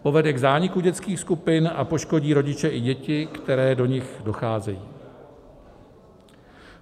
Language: Czech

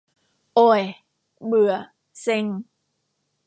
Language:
Thai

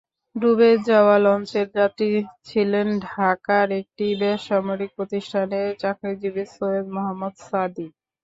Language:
Bangla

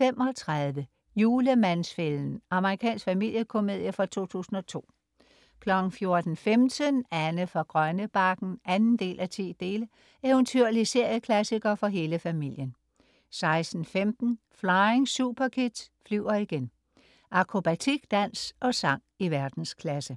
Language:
Danish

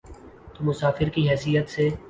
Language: Urdu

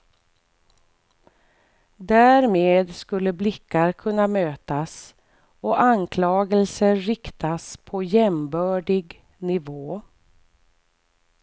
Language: Swedish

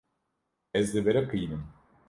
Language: Kurdish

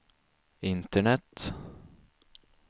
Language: Swedish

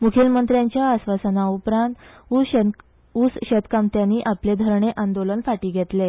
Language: Konkani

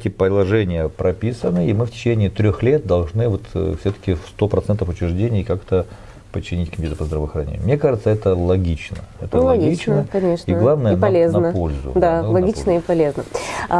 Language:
Russian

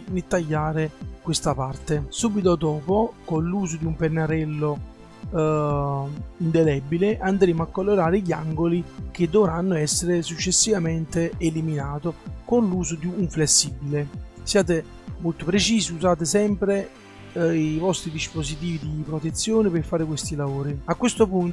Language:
Italian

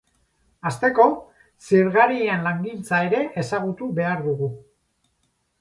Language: Basque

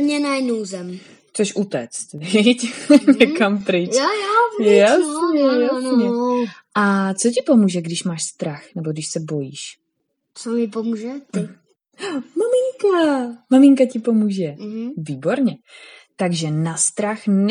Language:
Czech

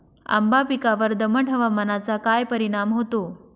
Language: Marathi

